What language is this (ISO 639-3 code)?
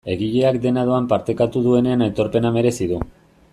eus